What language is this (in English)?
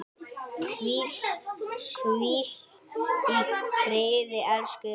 Icelandic